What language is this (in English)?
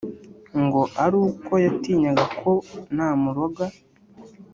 Kinyarwanda